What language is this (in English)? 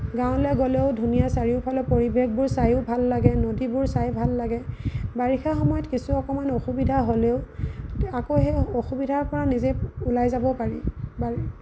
Assamese